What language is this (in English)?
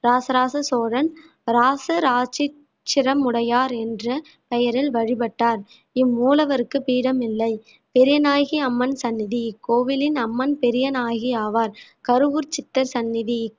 Tamil